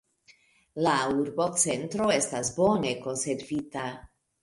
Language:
Esperanto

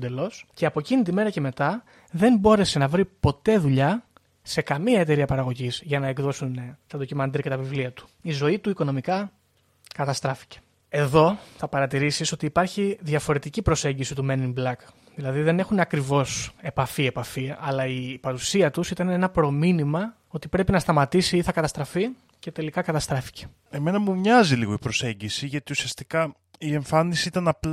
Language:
Greek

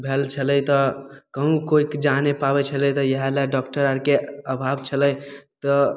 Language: Maithili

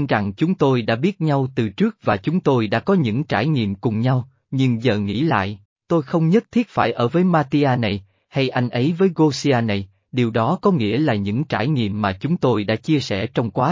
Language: Vietnamese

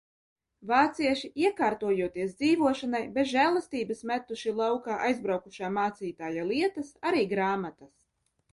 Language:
Latvian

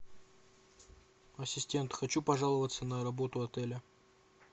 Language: Russian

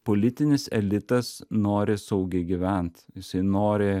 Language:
Lithuanian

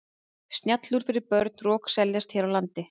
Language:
Icelandic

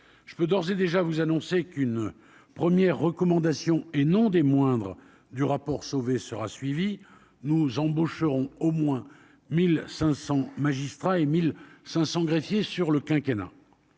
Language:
French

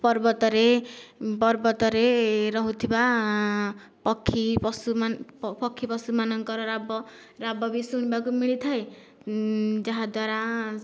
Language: Odia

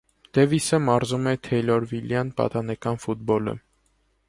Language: Armenian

